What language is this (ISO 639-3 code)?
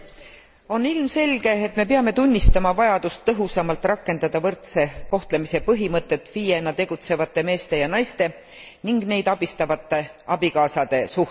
est